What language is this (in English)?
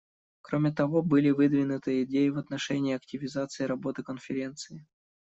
Russian